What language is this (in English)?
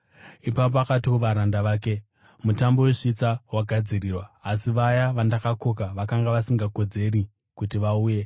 Shona